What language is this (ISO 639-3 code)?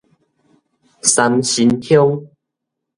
nan